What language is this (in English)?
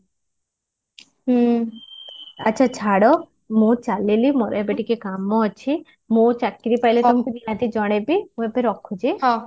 Odia